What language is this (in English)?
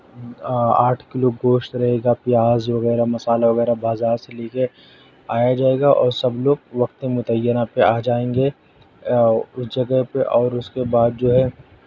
Urdu